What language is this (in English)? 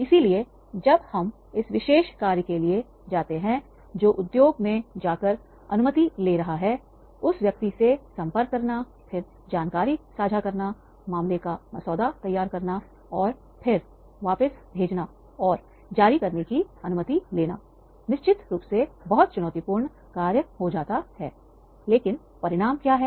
Hindi